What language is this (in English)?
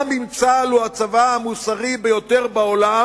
Hebrew